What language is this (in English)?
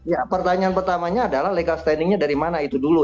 Indonesian